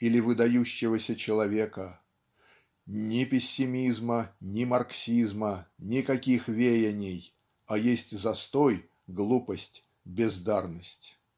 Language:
Russian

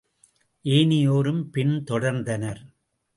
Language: Tamil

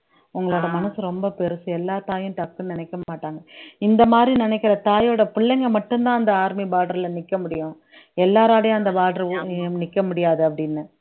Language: Tamil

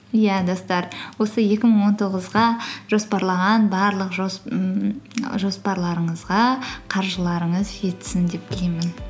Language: Kazakh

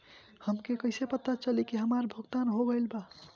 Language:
Bhojpuri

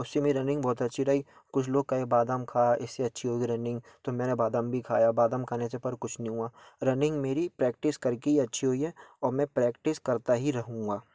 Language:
Hindi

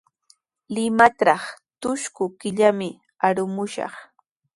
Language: Sihuas Ancash Quechua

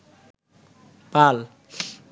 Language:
Bangla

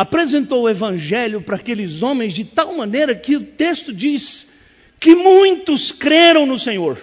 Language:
Portuguese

